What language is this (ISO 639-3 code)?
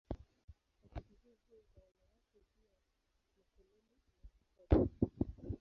swa